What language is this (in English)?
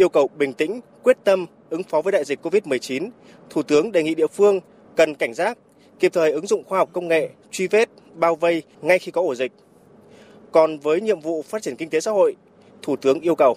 Vietnamese